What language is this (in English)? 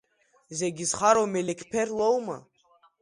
Abkhazian